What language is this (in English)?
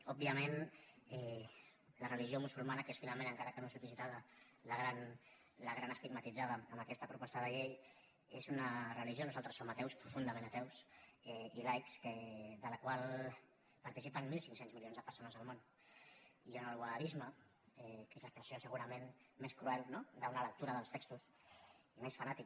Catalan